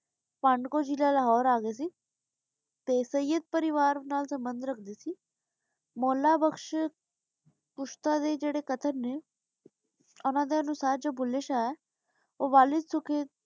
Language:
Punjabi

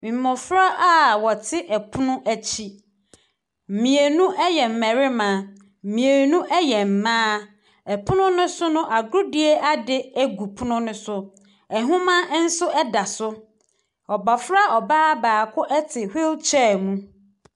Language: Akan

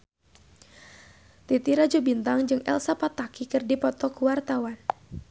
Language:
Sundanese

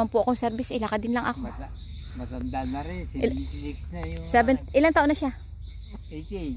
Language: Filipino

